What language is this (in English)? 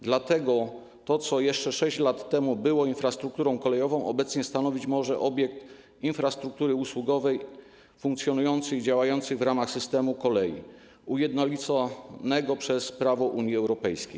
Polish